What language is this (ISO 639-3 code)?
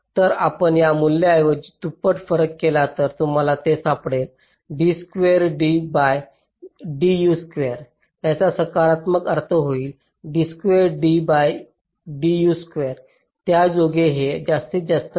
mar